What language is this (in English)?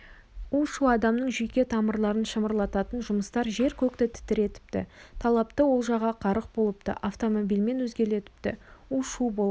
Kazakh